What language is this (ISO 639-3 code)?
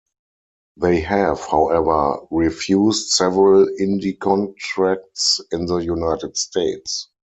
eng